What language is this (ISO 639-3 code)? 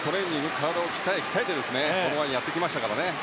jpn